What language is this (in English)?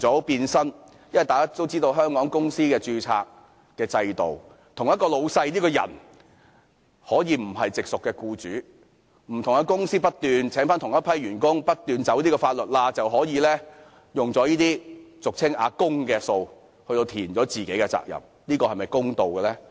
Cantonese